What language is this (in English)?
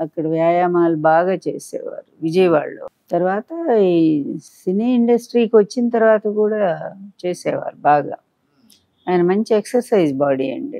Telugu